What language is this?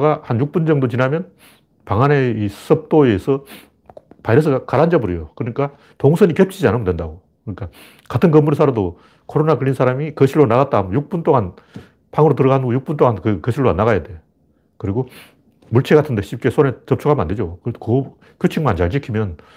Korean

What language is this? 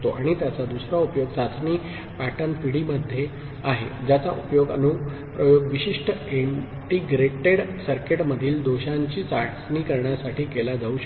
Marathi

